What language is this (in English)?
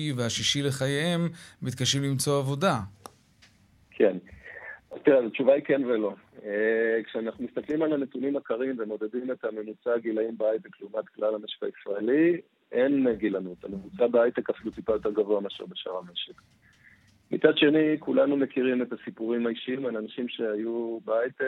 Hebrew